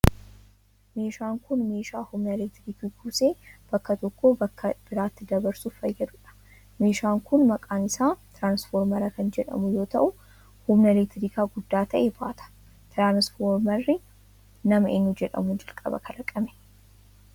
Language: Oromo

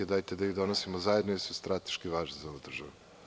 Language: Serbian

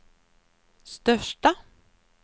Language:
Swedish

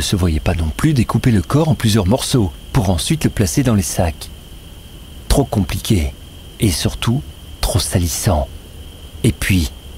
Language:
French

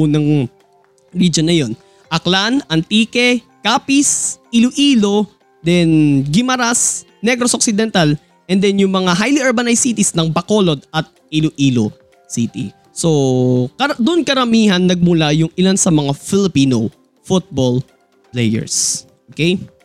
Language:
Filipino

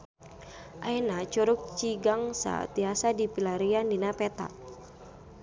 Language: Sundanese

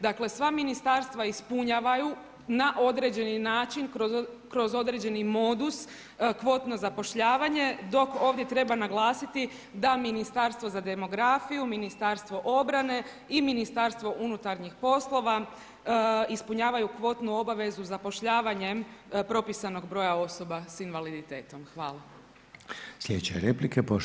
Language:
Croatian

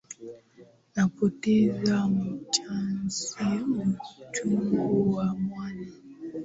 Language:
Swahili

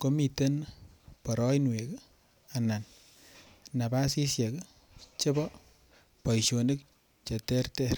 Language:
Kalenjin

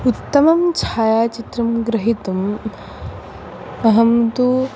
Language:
Sanskrit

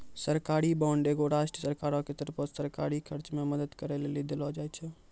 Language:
Maithili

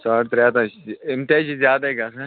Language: Kashmiri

